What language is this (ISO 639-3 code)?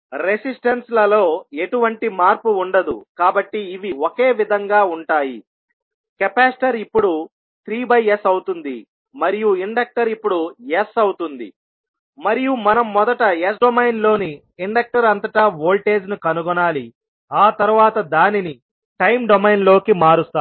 tel